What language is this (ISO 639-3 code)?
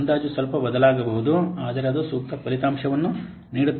kan